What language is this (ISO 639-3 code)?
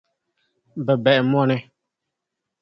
dag